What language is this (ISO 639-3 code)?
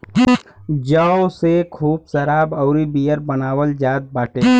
bho